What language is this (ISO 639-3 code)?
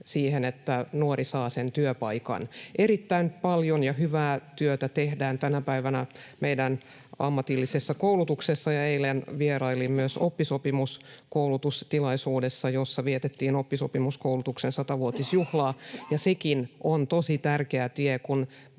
fin